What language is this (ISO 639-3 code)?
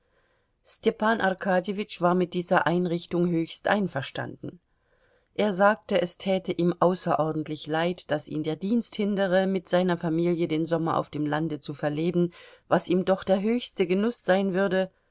deu